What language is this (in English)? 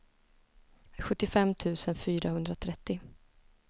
Swedish